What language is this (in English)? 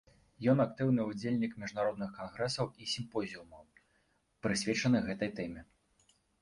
Belarusian